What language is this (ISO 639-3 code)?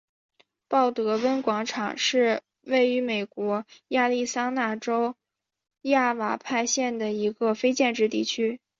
zho